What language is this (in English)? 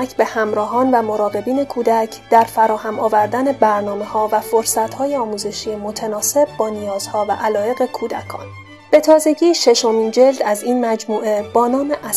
Persian